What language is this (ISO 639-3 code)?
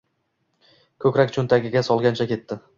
uzb